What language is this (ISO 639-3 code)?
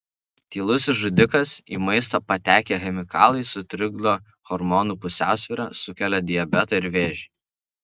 lit